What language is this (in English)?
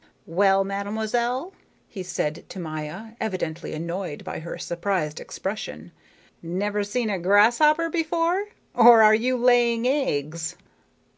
English